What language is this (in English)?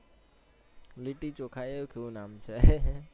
Gujarati